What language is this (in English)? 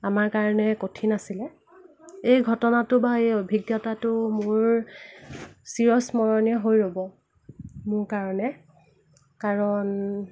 Assamese